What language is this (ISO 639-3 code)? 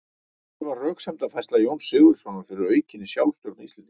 isl